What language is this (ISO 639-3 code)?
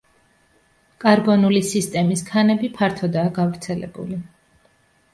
kat